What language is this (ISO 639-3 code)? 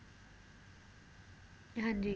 pan